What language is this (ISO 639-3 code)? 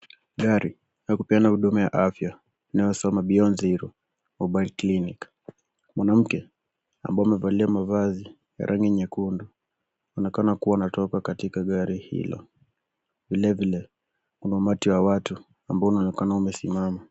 swa